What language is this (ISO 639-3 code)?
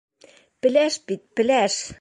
bak